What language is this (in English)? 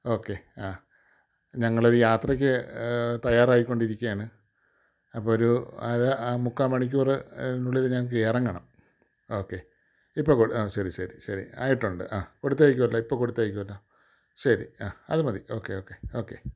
Malayalam